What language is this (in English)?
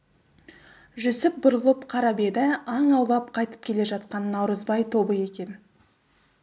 Kazakh